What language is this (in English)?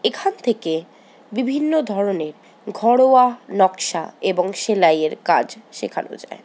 Bangla